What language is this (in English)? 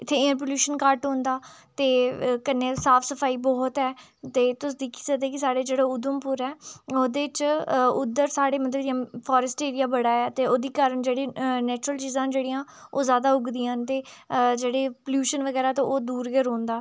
Dogri